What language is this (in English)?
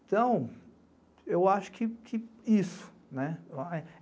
Portuguese